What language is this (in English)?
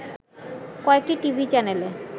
Bangla